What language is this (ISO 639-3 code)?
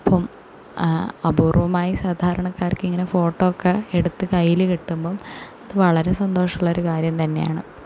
mal